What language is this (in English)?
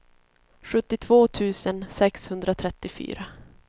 Swedish